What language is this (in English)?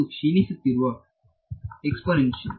Kannada